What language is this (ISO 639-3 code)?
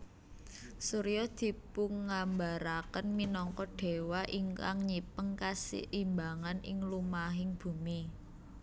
jav